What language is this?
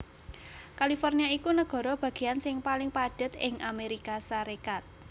Javanese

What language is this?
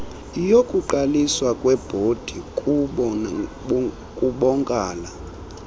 Xhosa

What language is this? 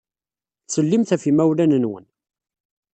Kabyle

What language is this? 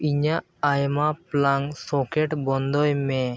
Santali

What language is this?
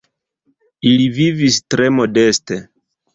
Esperanto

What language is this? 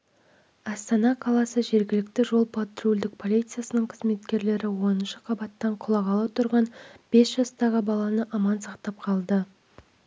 Kazakh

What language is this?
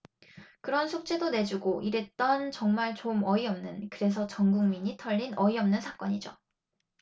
Korean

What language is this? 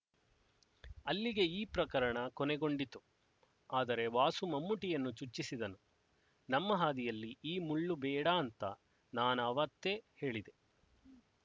Kannada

